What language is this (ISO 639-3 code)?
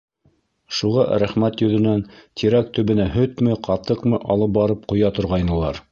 bak